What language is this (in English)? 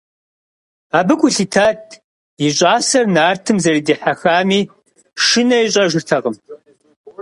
Kabardian